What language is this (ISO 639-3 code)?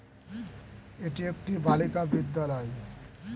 ben